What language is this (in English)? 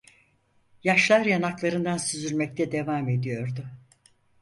Turkish